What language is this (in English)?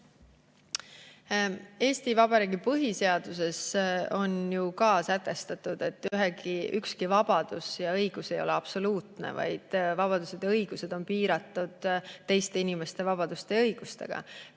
Estonian